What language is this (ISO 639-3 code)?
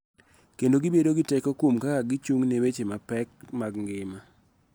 luo